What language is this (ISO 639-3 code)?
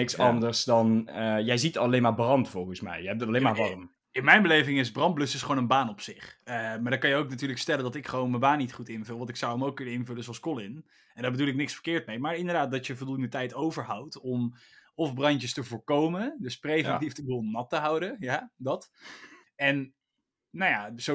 nld